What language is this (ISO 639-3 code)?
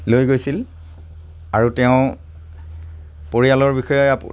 asm